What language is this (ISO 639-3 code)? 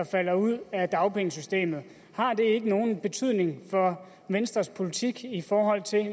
dan